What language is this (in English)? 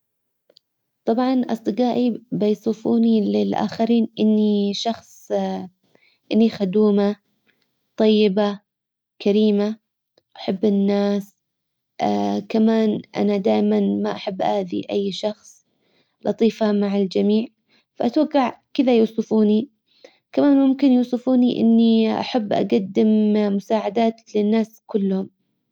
Hijazi Arabic